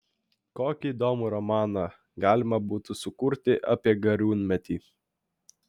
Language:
Lithuanian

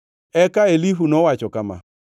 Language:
Luo (Kenya and Tanzania)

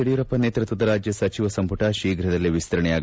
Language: Kannada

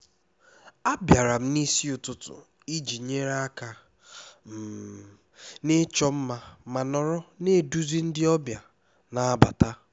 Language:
Igbo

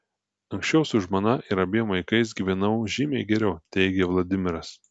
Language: Lithuanian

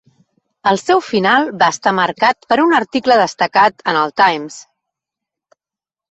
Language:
Catalan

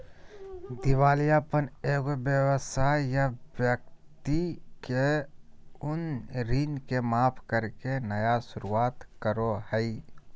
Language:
Magahi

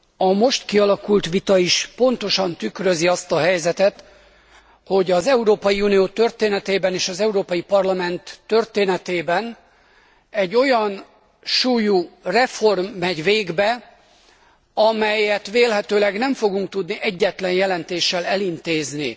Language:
Hungarian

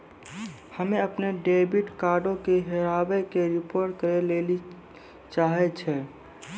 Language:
Maithili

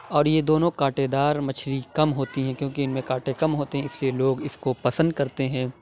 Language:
Urdu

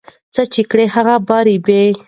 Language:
Pashto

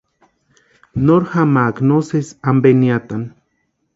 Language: Western Highland Purepecha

